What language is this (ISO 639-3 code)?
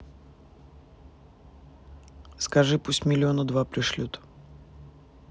rus